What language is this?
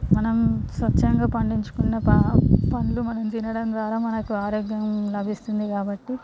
Telugu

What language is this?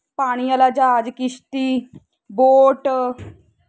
Punjabi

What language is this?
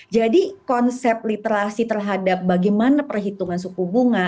Indonesian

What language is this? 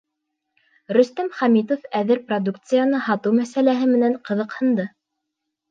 Bashkir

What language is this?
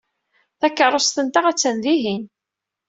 Kabyle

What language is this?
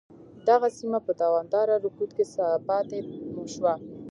Pashto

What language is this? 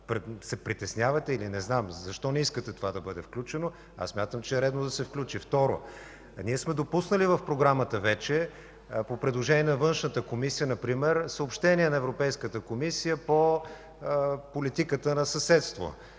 Bulgarian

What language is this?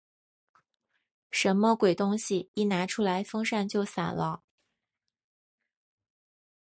Chinese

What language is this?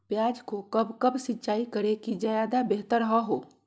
Magahi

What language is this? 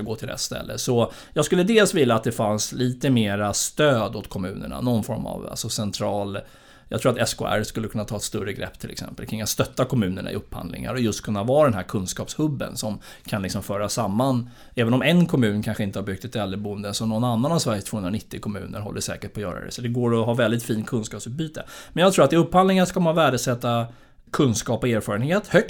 Swedish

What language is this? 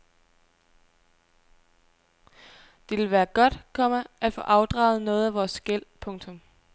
Danish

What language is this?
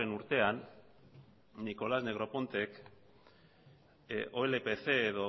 Basque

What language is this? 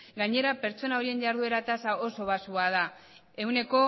Basque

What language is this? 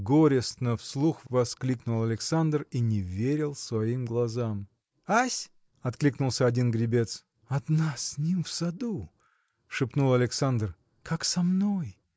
Russian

